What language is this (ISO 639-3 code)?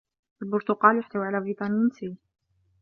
ara